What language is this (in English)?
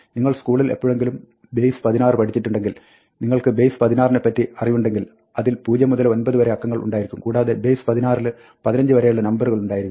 Malayalam